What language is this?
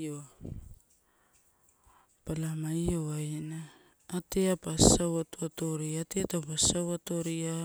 Torau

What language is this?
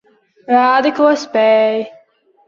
Latvian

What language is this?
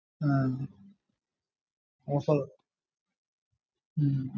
Malayalam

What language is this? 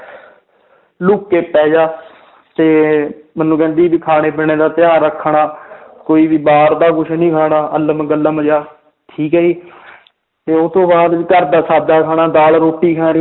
Punjabi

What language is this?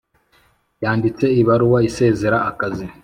Kinyarwanda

